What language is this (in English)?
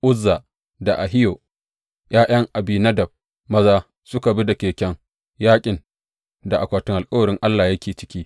Hausa